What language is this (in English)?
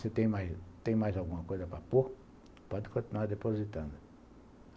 Portuguese